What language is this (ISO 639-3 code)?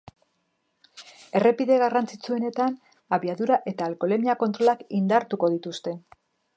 eus